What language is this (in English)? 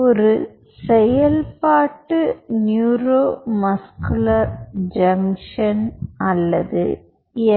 Tamil